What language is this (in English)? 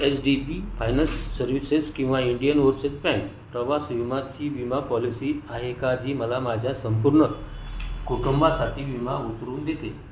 Marathi